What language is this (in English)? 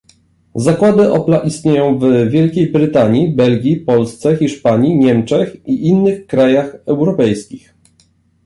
Polish